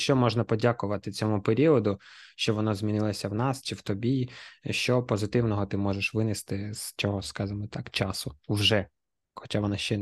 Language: Ukrainian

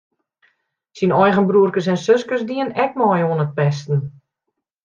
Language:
Western Frisian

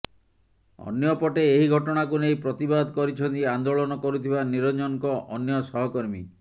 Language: Odia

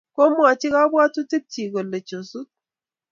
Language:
Kalenjin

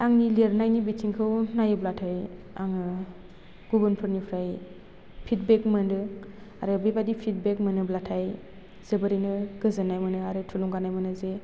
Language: Bodo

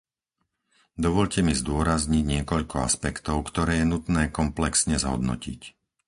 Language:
Slovak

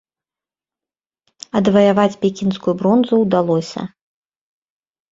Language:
Belarusian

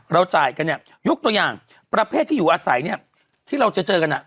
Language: Thai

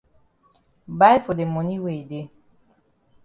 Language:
Cameroon Pidgin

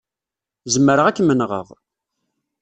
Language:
Kabyle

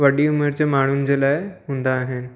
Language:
Sindhi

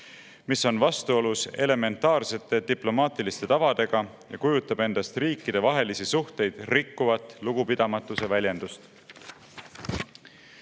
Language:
Estonian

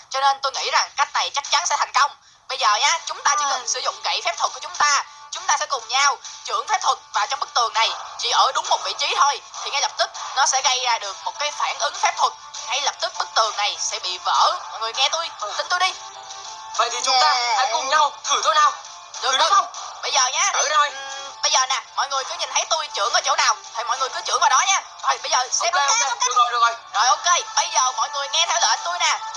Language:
Vietnamese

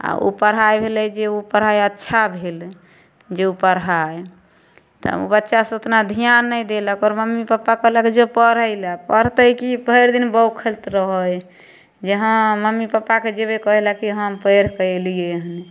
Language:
Maithili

